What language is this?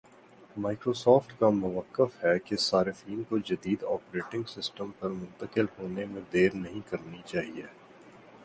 Urdu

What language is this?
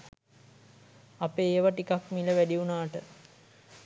Sinhala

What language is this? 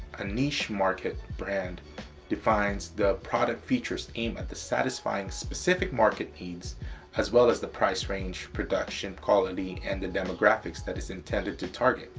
English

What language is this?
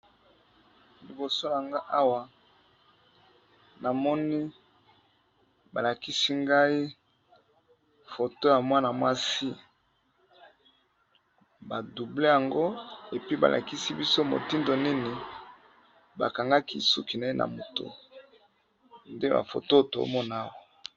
Lingala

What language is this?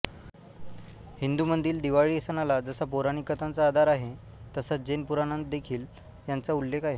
Marathi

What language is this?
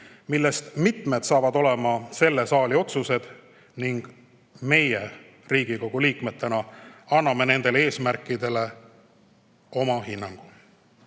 Estonian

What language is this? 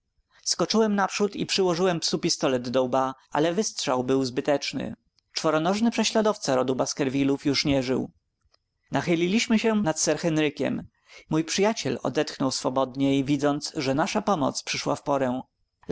Polish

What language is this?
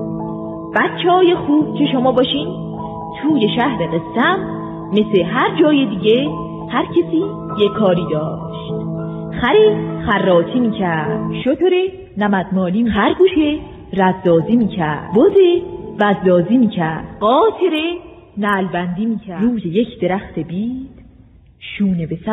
Persian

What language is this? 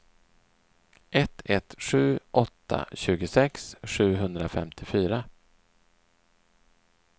Swedish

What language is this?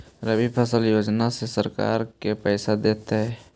Magahi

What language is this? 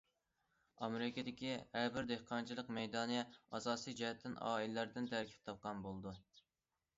Uyghur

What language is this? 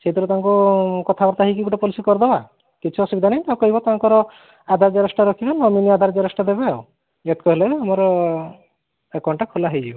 Odia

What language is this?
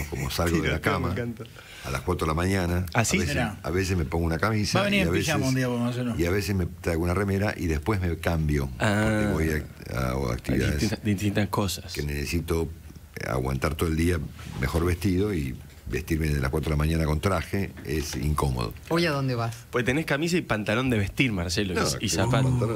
Spanish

